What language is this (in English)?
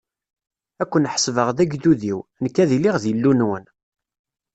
Kabyle